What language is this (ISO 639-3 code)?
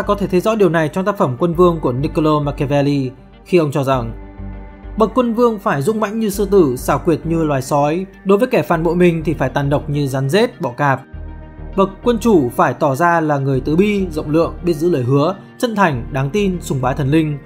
vie